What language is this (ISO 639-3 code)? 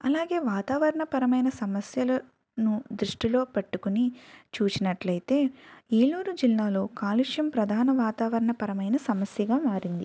tel